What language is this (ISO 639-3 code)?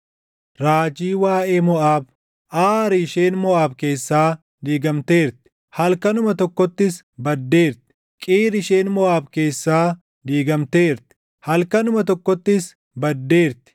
orm